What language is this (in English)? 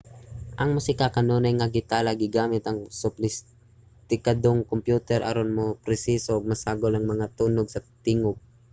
Cebuano